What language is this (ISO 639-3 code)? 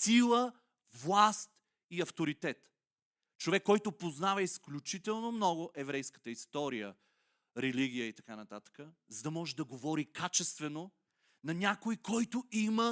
bul